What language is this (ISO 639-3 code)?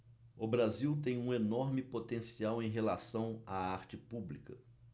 por